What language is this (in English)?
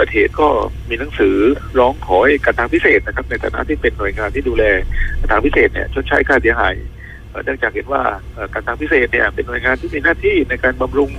Thai